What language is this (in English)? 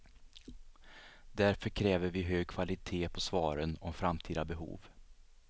Swedish